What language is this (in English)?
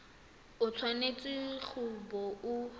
Tswana